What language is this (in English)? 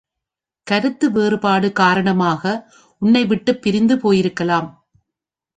Tamil